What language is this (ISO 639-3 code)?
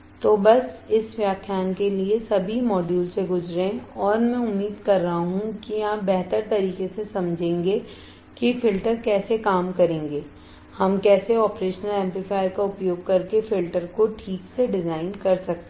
hin